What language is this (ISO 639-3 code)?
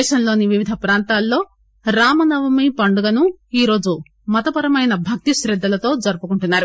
tel